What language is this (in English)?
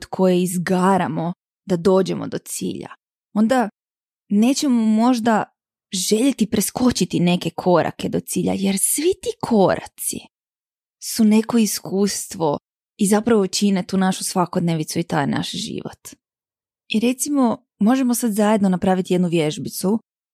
Croatian